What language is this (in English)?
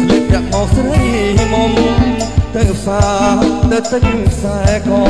Thai